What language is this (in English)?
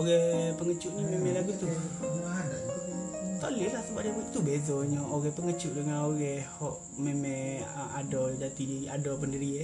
Malay